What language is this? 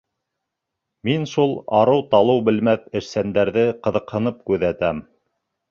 Bashkir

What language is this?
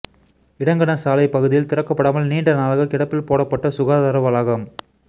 Tamil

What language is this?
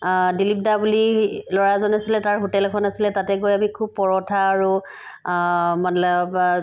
Assamese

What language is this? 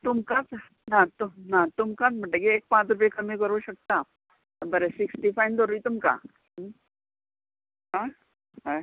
Konkani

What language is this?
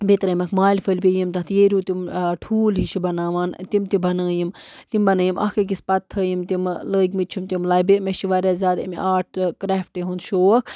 Kashmiri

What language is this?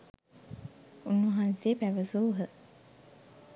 Sinhala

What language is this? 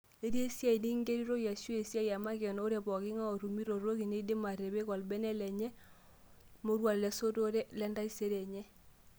Masai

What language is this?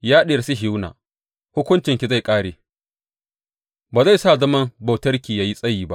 Hausa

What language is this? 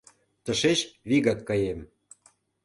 Mari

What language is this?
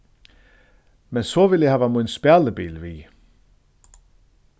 Faroese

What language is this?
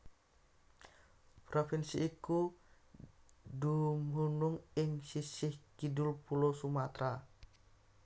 Javanese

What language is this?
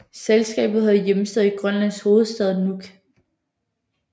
Danish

